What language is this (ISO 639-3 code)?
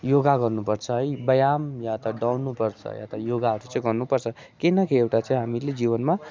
nep